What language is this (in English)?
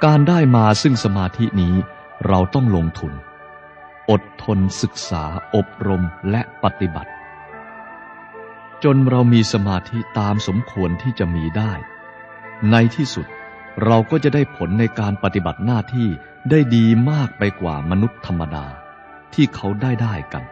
Thai